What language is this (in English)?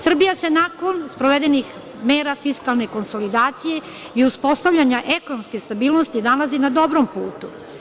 Serbian